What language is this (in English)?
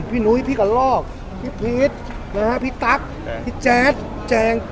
Thai